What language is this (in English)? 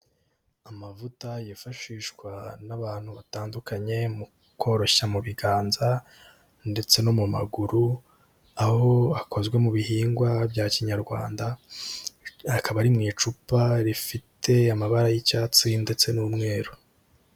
Kinyarwanda